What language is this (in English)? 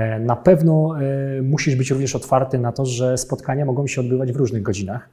Polish